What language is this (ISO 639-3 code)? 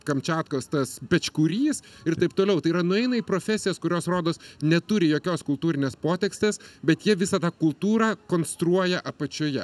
lit